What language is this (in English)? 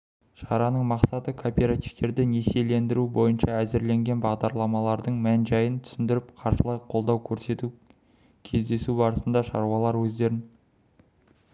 Kazakh